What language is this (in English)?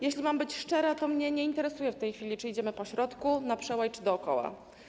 Polish